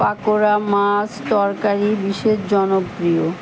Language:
Bangla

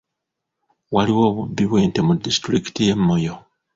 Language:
Ganda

